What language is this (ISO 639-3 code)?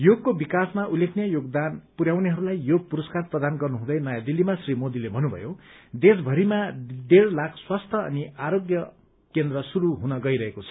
nep